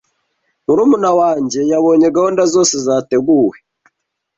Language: Kinyarwanda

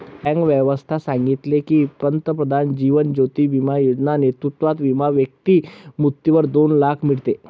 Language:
Marathi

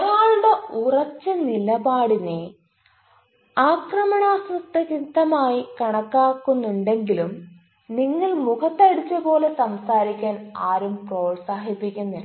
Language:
Malayalam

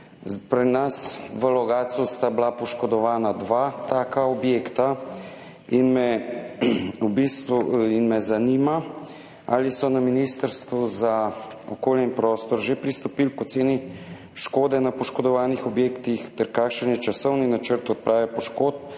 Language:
Slovenian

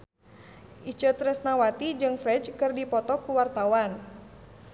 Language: Sundanese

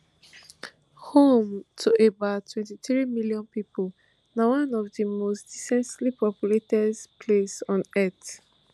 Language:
Nigerian Pidgin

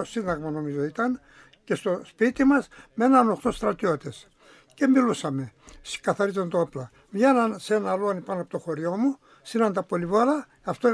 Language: Greek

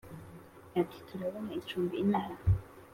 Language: Kinyarwanda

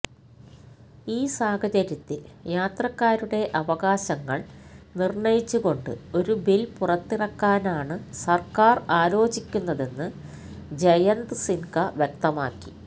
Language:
Malayalam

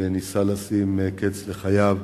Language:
Hebrew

